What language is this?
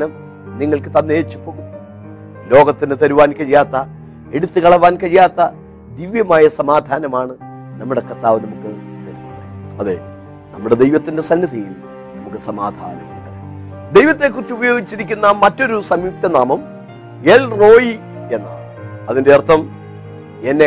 Malayalam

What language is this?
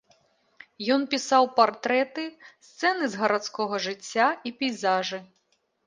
Belarusian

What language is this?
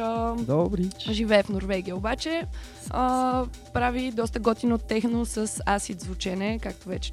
Bulgarian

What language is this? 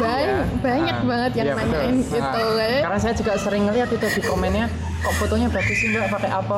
Indonesian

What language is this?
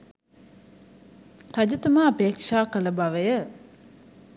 Sinhala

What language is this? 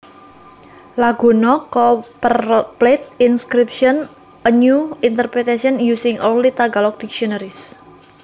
Javanese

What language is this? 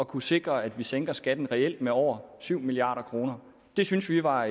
Danish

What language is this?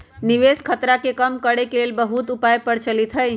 Magahi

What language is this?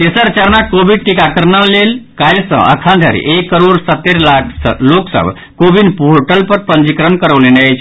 Maithili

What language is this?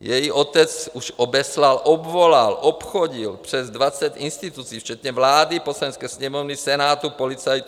Czech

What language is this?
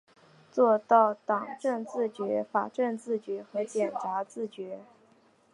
Chinese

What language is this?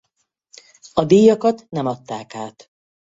Hungarian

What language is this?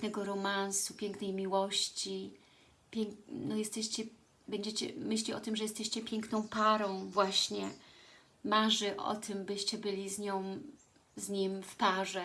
Polish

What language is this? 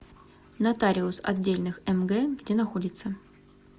Russian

